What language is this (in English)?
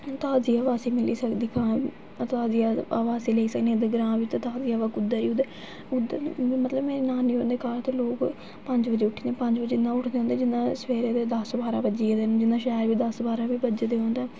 Dogri